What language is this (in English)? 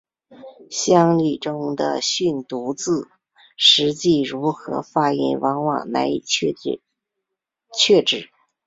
Chinese